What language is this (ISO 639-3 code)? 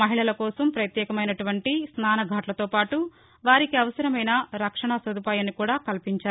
tel